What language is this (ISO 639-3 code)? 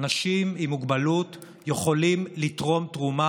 heb